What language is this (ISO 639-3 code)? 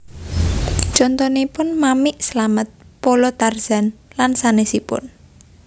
jav